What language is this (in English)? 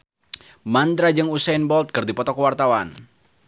Sundanese